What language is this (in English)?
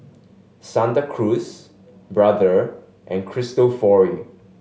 English